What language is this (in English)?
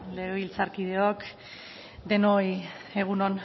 Basque